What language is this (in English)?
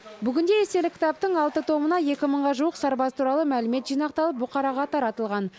Kazakh